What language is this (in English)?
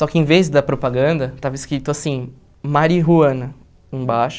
Portuguese